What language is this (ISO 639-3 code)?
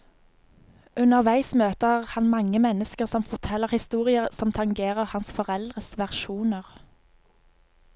nor